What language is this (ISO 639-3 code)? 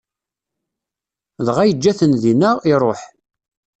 kab